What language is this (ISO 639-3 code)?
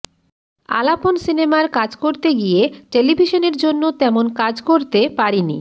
ben